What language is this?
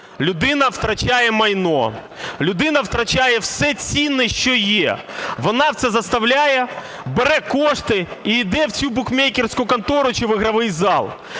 Ukrainian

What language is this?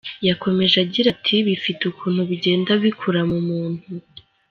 Kinyarwanda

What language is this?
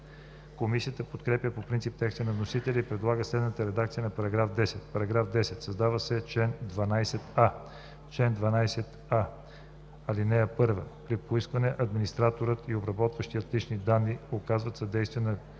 Bulgarian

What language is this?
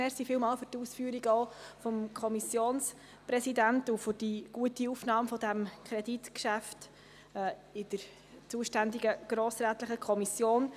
Swiss German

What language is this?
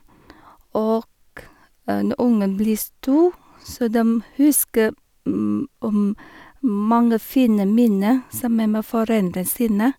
Norwegian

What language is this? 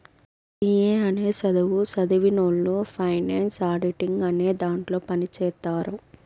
Telugu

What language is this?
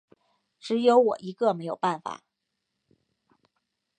Chinese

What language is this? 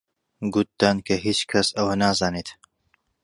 Central Kurdish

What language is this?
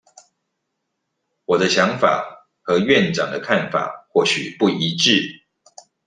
Chinese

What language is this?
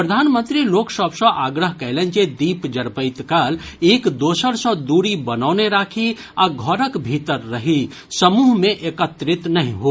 Maithili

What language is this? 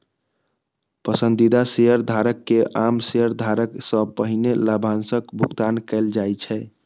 Maithili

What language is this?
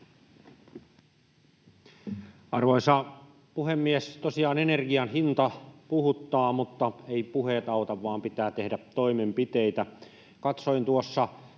Finnish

